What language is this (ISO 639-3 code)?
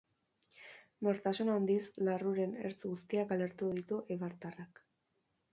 eus